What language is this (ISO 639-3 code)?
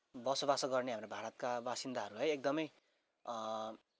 nep